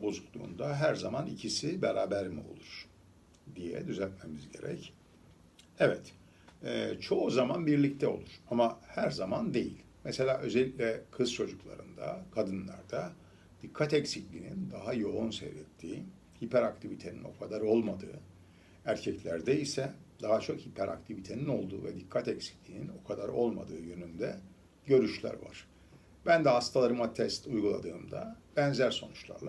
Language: Turkish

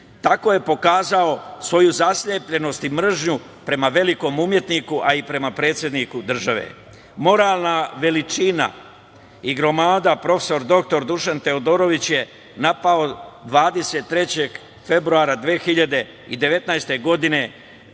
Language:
Serbian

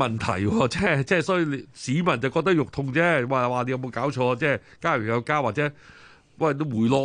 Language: Chinese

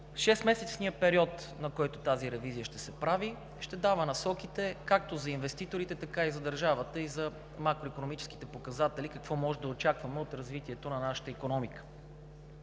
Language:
Bulgarian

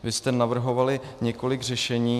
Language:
Czech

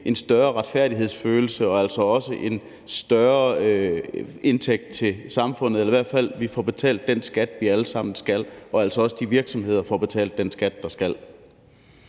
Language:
Danish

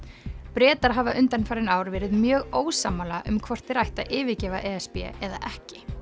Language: Icelandic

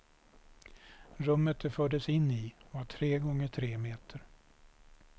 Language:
Swedish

